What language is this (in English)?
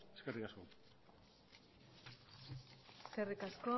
Basque